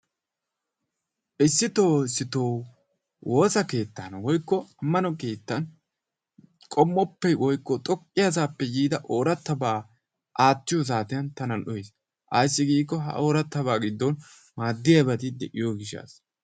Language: Wolaytta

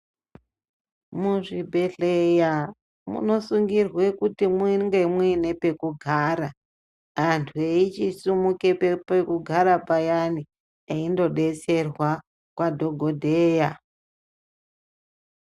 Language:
Ndau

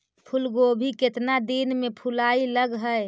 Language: Magahi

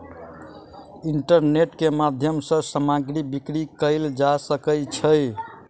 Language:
Maithili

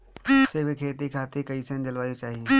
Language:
Bhojpuri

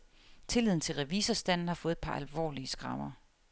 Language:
Danish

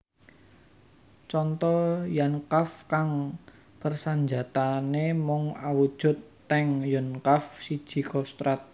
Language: Javanese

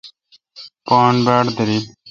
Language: Kalkoti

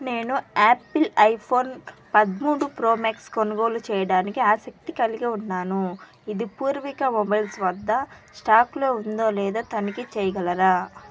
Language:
Telugu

